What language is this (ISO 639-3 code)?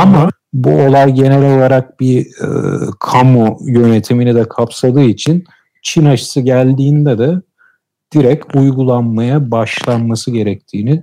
tur